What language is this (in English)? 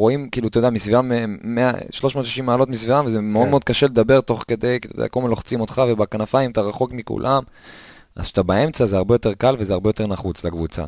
Hebrew